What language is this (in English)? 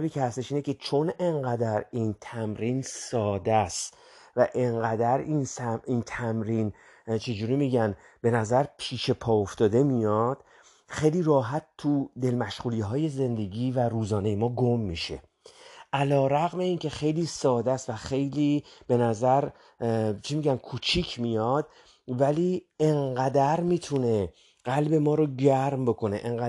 Persian